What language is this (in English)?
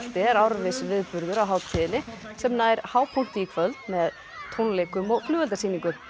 Icelandic